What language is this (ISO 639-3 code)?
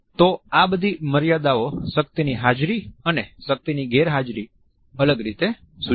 guj